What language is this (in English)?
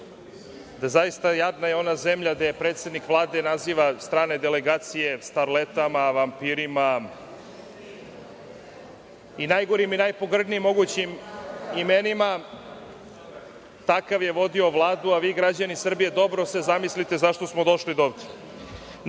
Serbian